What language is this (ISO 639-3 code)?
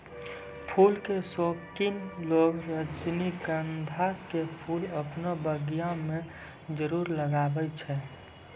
mai